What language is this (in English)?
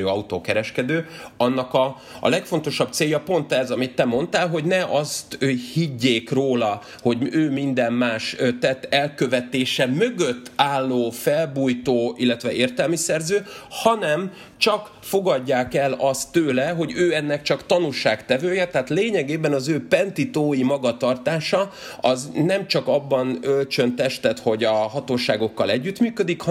Hungarian